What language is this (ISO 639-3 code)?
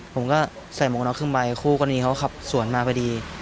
tha